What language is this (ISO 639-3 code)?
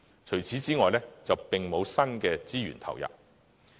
yue